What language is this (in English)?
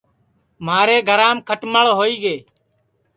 Sansi